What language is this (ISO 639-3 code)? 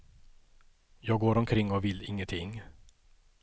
swe